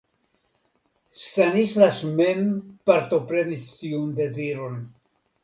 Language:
Esperanto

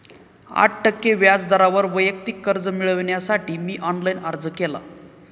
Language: Marathi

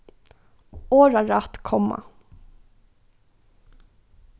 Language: Faroese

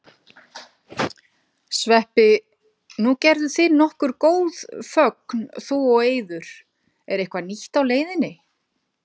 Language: Icelandic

